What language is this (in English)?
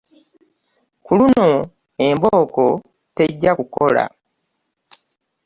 Ganda